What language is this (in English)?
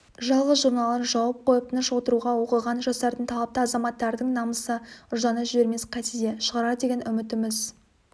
Kazakh